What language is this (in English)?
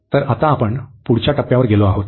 Marathi